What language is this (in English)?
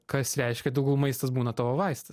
Lithuanian